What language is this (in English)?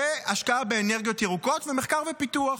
Hebrew